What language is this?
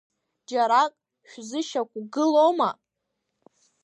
Abkhazian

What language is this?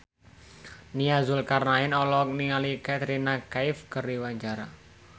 Sundanese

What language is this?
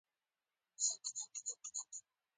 Pashto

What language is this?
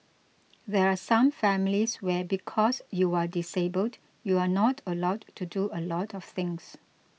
English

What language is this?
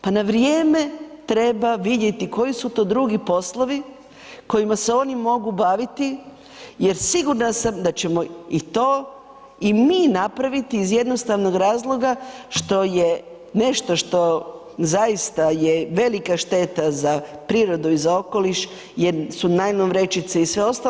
Croatian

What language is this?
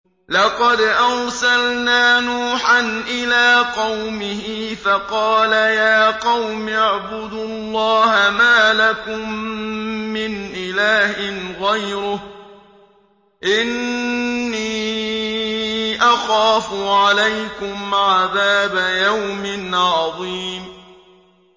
Arabic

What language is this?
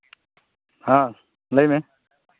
Santali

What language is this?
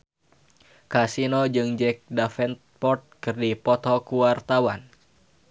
Sundanese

